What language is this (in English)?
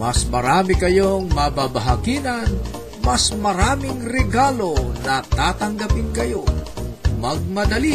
Filipino